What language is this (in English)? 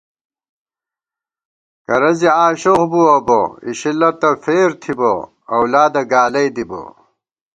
Gawar-Bati